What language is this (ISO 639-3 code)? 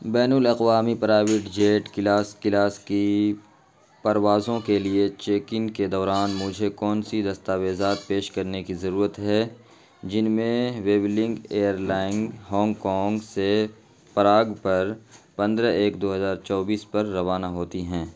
urd